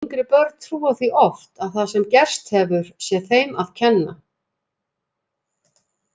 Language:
Icelandic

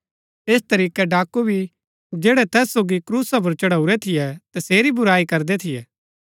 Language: Gaddi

